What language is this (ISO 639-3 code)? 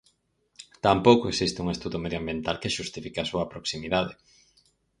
glg